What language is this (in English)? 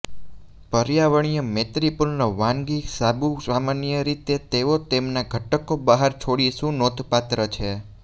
Gujarati